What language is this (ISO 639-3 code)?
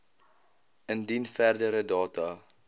afr